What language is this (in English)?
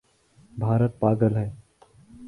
Urdu